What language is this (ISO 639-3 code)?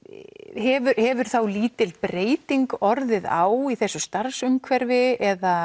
isl